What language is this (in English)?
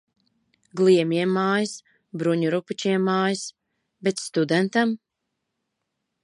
Latvian